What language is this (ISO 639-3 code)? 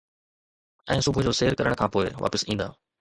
snd